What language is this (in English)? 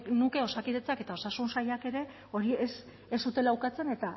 Basque